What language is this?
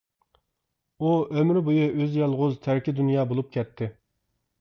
Uyghur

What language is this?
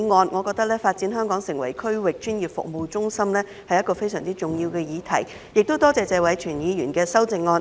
Cantonese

